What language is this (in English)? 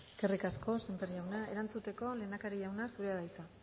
Basque